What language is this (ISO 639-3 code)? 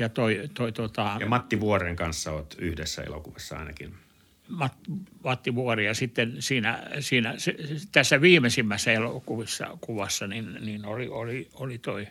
fin